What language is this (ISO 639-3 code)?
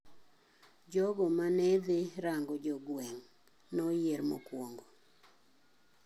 luo